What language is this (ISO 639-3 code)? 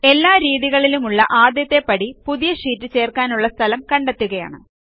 mal